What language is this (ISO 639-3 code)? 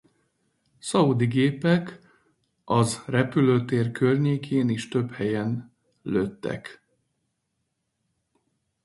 hun